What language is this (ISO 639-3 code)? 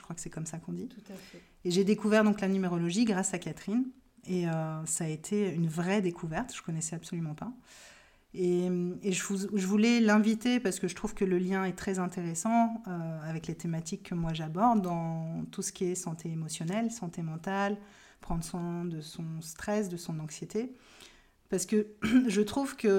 fra